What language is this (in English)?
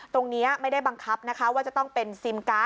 Thai